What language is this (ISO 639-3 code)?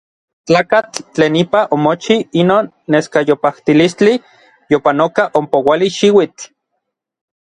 nlv